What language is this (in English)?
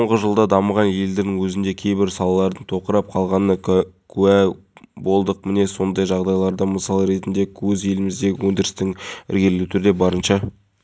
Kazakh